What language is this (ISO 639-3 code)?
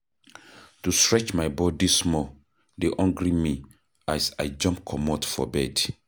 pcm